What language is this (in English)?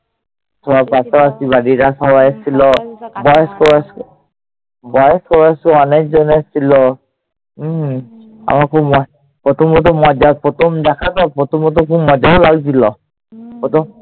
Bangla